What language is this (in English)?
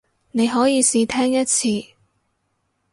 Cantonese